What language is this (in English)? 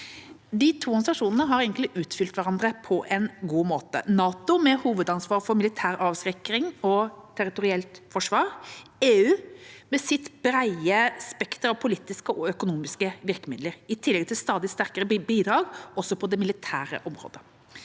Norwegian